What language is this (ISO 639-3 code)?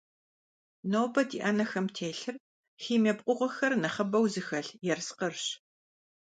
kbd